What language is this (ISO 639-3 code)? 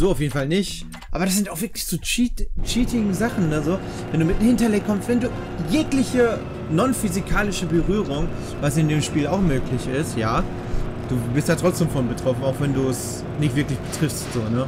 deu